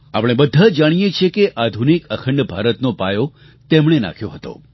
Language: Gujarati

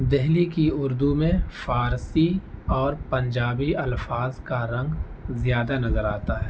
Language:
Urdu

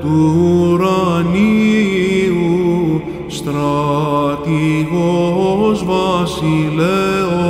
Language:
Greek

